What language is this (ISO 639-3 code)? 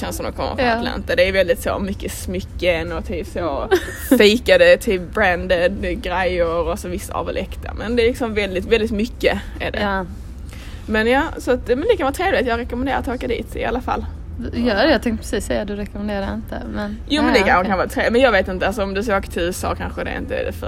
swe